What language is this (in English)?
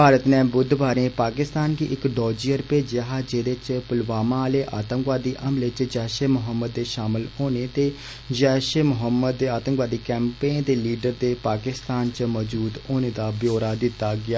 Dogri